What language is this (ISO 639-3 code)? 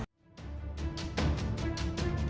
vie